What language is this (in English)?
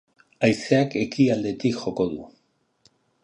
Basque